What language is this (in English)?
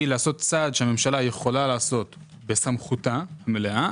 Hebrew